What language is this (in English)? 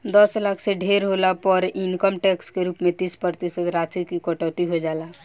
Bhojpuri